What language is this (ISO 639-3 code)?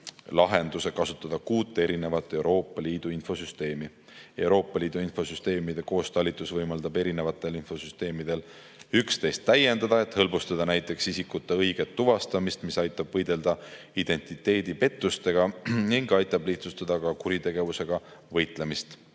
est